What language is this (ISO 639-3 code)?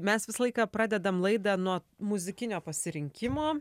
lit